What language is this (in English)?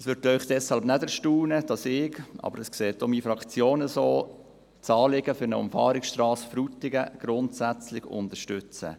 Swiss German